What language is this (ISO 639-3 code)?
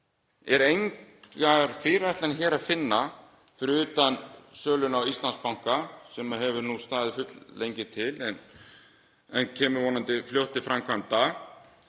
isl